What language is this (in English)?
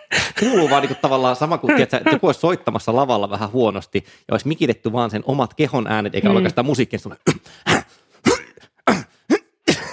Finnish